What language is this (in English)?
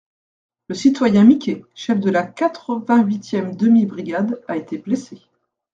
French